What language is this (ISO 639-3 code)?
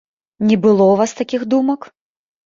bel